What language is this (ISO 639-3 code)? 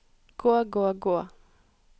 nor